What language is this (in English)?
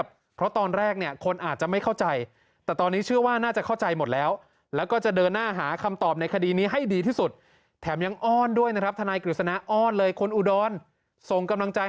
Thai